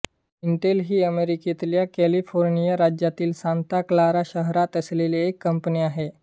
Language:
Marathi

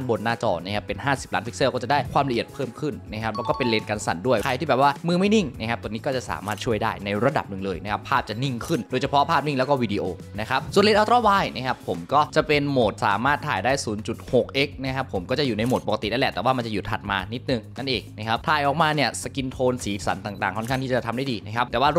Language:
Thai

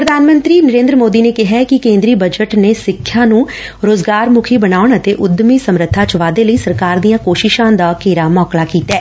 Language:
Punjabi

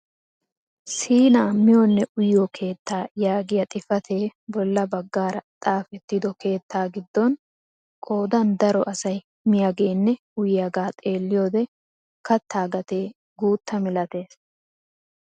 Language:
Wolaytta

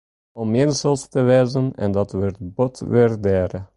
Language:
Western Frisian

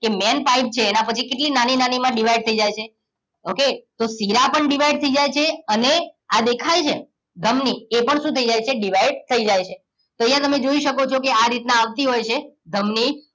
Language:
Gujarati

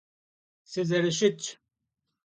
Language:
Kabardian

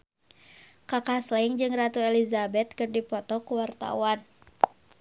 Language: Sundanese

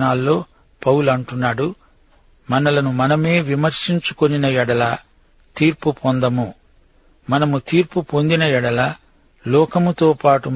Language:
Telugu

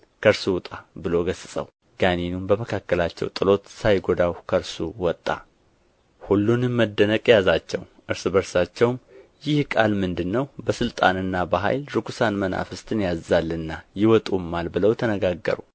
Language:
Amharic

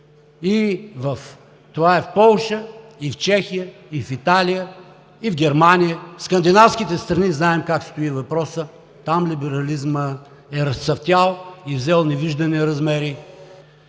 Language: Bulgarian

